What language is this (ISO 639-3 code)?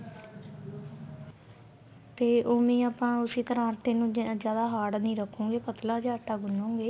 pan